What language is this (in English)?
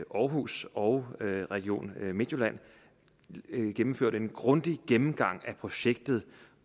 Danish